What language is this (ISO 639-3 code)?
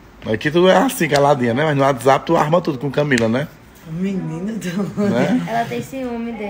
por